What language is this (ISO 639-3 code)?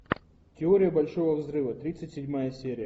rus